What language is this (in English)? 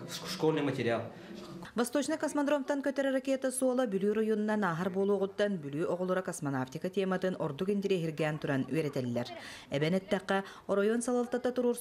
Russian